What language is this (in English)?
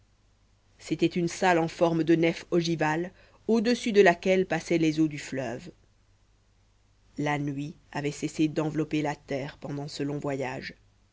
French